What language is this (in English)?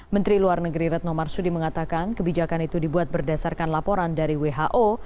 Indonesian